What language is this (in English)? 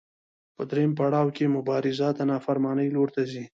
Pashto